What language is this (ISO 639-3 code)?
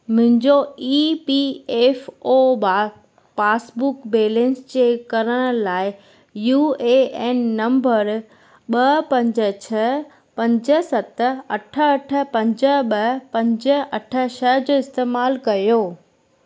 snd